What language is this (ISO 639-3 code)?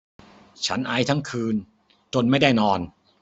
tha